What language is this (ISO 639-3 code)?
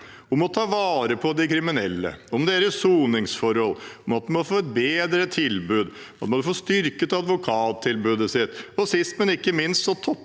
nor